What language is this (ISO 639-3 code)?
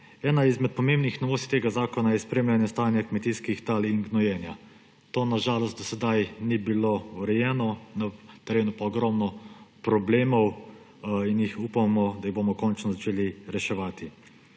slv